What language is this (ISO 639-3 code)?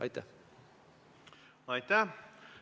est